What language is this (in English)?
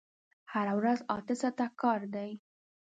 Pashto